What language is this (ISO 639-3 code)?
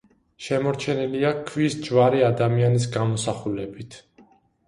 kat